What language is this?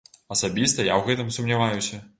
Belarusian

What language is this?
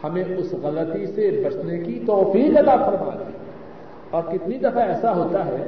Urdu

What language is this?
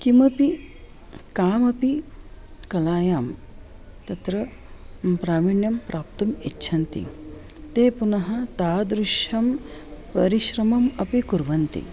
Sanskrit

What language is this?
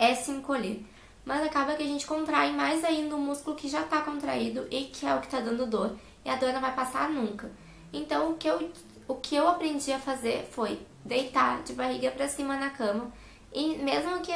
Portuguese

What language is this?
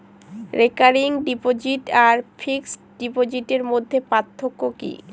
Bangla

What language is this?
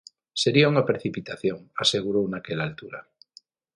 Galician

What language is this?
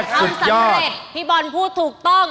Thai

